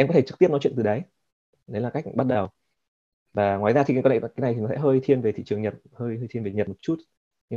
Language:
Vietnamese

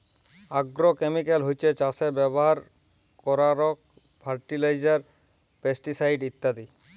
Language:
Bangla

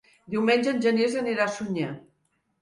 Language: Catalan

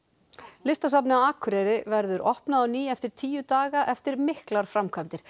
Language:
Icelandic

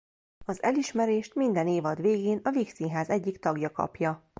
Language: Hungarian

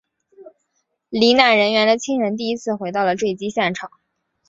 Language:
Chinese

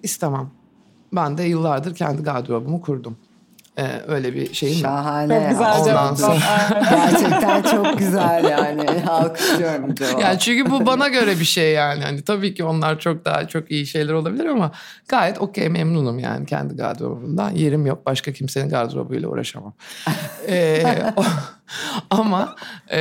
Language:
Turkish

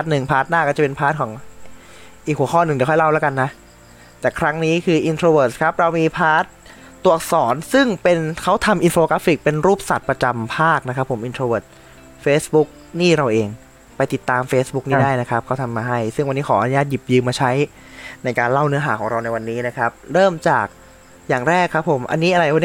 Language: Thai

